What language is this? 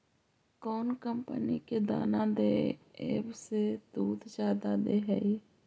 Magahi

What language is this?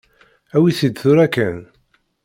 Kabyle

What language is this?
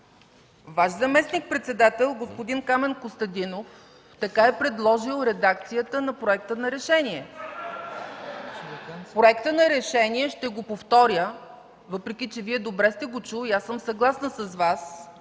Bulgarian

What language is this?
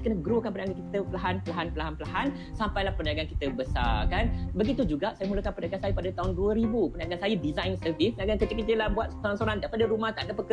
Malay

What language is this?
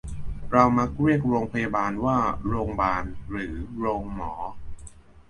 Thai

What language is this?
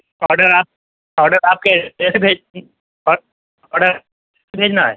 Urdu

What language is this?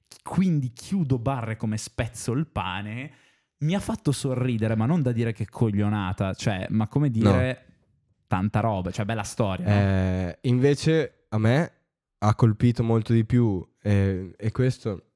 Italian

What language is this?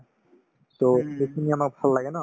Assamese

